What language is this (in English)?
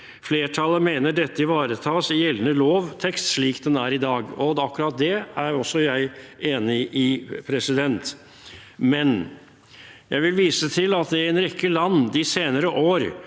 Norwegian